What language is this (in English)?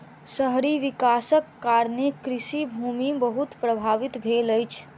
Maithili